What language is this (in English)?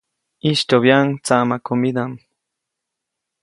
Copainalá Zoque